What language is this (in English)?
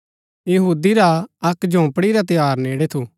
Gaddi